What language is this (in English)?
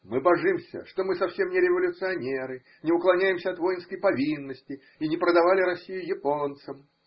Russian